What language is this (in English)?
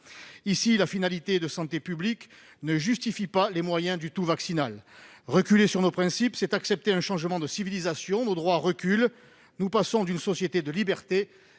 French